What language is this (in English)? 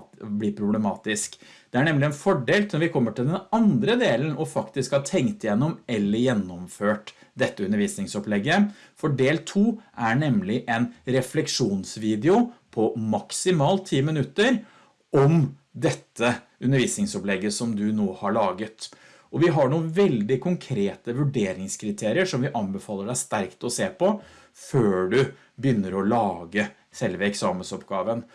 Norwegian